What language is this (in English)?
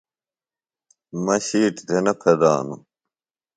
Phalura